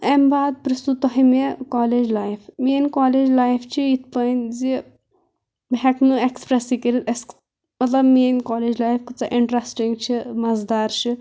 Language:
Kashmiri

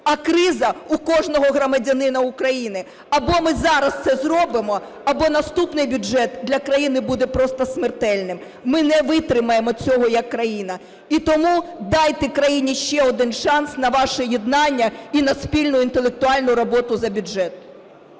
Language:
Ukrainian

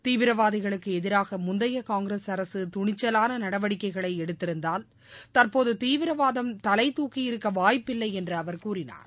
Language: Tamil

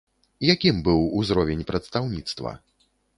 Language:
Belarusian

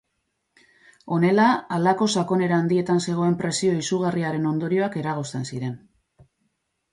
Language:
Basque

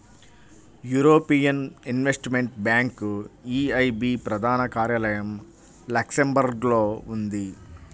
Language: Telugu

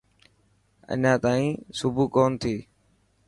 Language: Dhatki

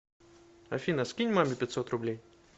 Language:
Russian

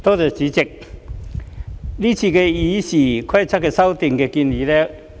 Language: Cantonese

